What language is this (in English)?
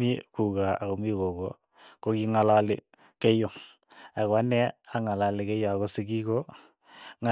Keiyo